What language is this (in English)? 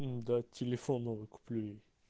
Russian